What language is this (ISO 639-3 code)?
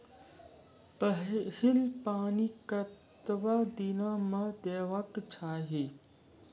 mai